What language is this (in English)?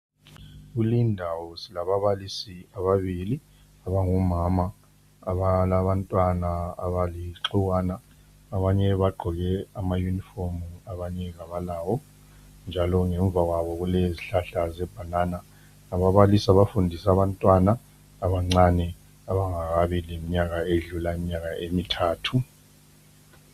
North Ndebele